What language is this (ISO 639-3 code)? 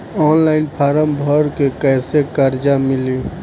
bho